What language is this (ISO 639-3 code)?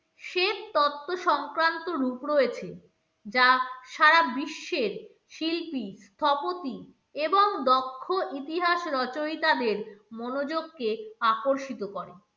ben